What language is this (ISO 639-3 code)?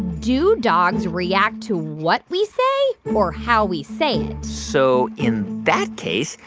eng